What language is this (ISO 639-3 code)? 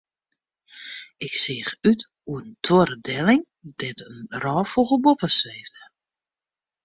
fry